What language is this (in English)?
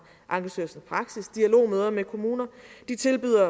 Danish